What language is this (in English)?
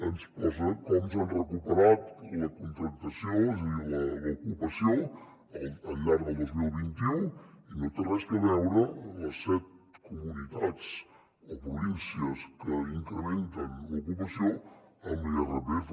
Catalan